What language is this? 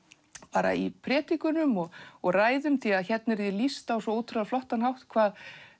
Icelandic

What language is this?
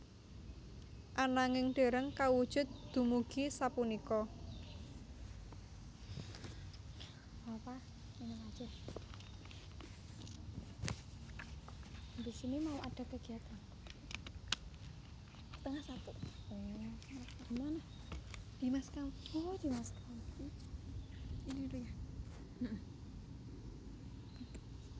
Javanese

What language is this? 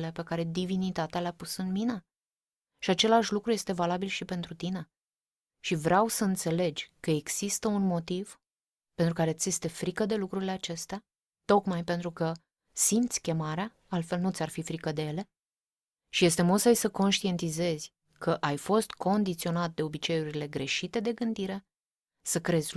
Romanian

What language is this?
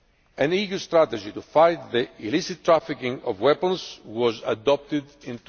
English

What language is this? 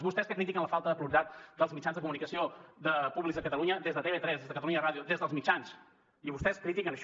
Catalan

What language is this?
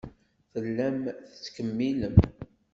Kabyle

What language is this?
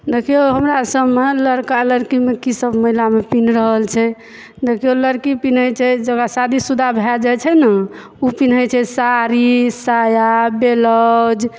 Maithili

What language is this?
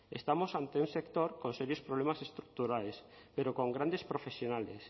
Spanish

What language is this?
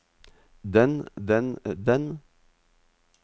Norwegian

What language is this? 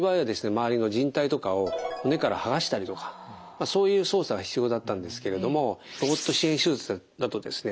Japanese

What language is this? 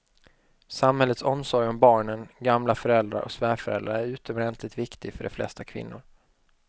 Swedish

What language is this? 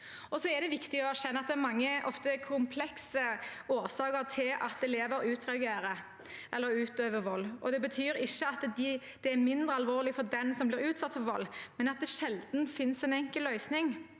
Norwegian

